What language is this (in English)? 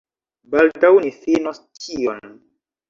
Esperanto